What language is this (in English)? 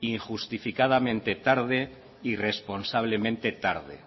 Spanish